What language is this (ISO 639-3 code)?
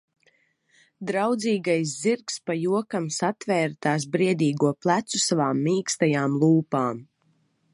lav